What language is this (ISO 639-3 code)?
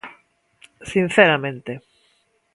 glg